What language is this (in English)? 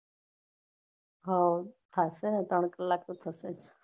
Gujarati